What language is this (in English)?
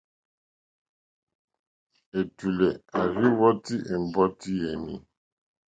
Mokpwe